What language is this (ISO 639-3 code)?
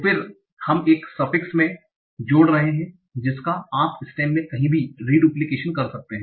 hin